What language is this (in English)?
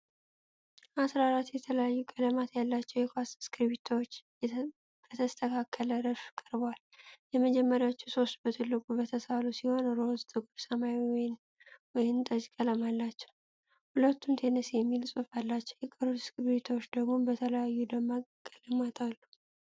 Amharic